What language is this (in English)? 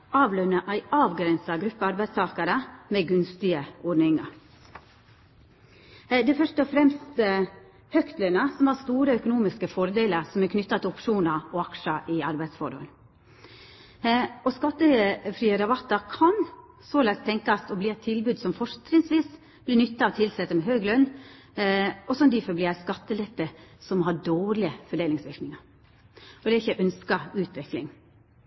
Norwegian Nynorsk